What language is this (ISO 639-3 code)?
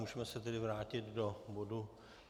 ces